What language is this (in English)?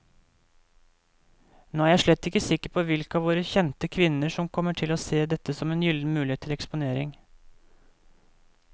Norwegian